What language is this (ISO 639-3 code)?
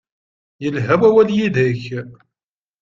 kab